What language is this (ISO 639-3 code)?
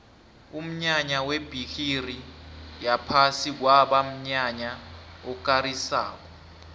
nbl